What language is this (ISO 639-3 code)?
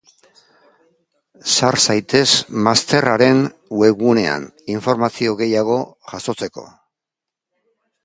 eus